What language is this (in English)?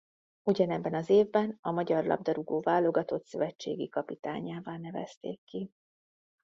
Hungarian